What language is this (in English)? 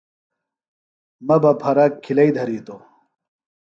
Phalura